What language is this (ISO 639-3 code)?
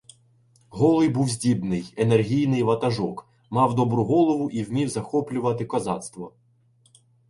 ukr